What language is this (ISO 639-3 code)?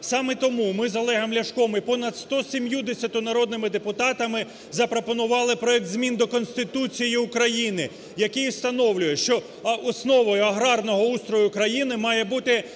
ukr